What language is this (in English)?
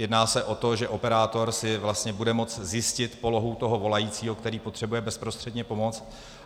Czech